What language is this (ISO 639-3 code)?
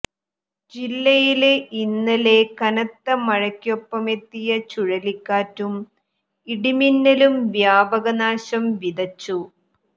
mal